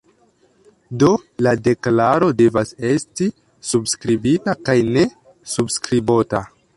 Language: Esperanto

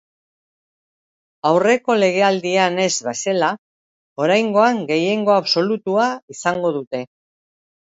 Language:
Basque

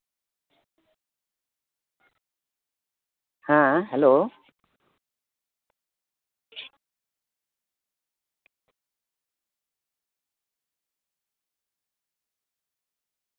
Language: Santali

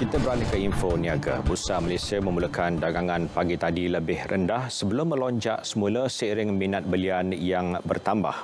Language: Malay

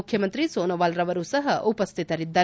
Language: Kannada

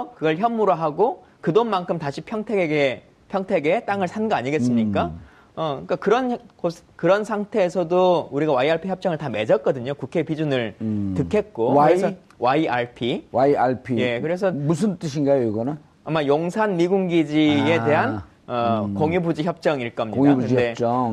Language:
Korean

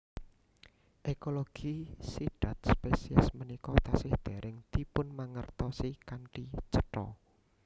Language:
Javanese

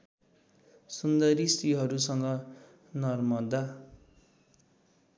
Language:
Nepali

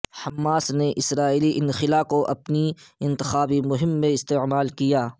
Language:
Urdu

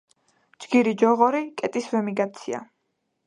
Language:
Georgian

